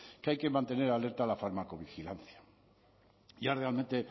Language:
Spanish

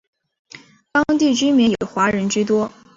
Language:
Chinese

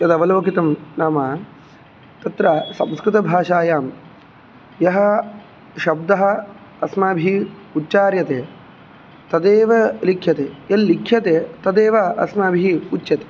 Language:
Sanskrit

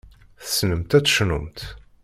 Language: Kabyle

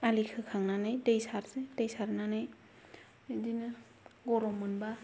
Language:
Bodo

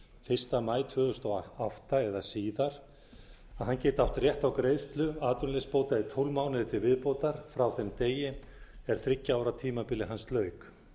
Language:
Icelandic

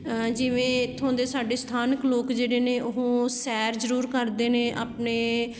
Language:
Punjabi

